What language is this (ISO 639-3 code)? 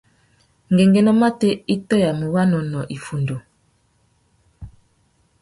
bag